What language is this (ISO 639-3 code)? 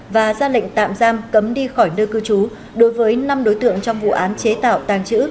vie